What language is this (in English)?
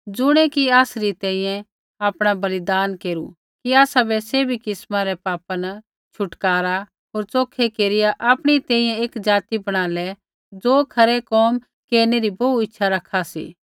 Kullu Pahari